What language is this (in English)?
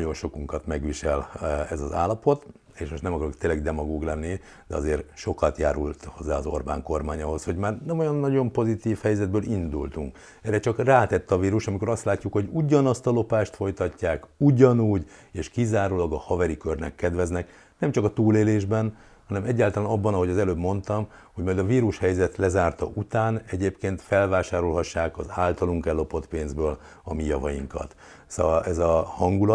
Hungarian